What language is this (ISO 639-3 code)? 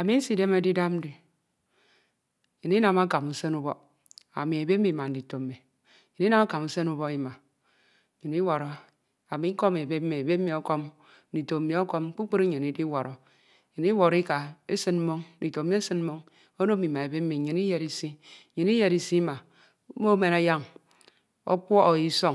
itw